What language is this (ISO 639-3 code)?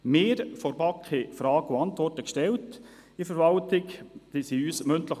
gsw